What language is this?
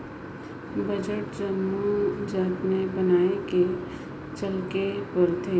Chhattisgarhi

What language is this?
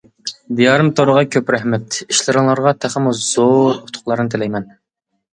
Uyghur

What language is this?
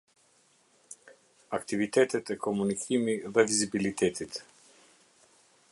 Albanian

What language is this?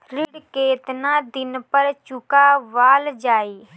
Bhojpuri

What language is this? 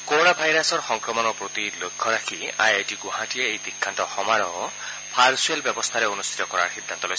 Assamese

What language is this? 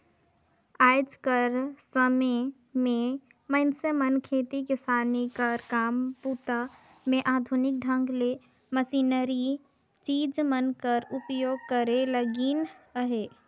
Chhattisgarhi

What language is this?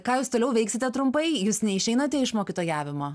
Lithuanian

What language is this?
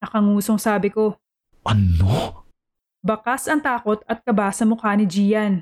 Filipino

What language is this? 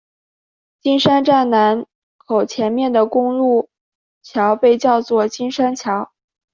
Chinese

